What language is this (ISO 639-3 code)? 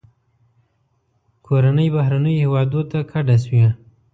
pus